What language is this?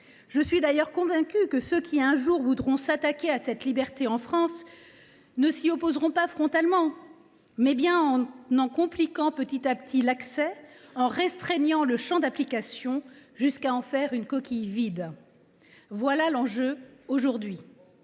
French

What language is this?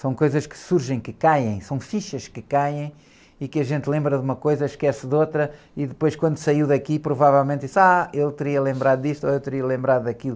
Portuguese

